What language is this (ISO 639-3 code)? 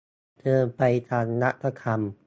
tha